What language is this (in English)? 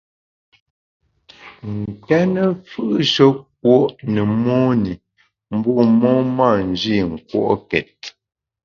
Bamun